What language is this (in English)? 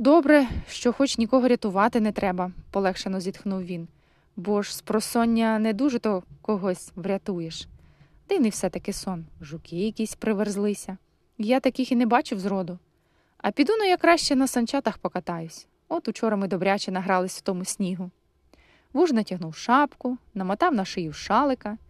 Ukrainian